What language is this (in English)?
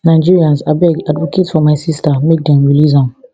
Nigerian Pidgin